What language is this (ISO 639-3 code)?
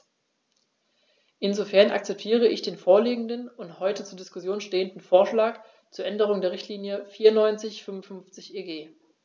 deu